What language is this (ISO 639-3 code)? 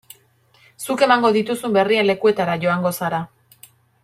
eus